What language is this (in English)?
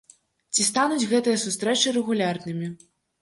Belarusian